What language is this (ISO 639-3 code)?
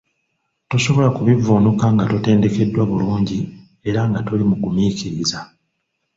lug